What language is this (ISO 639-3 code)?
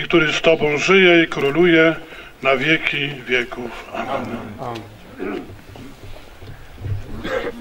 pol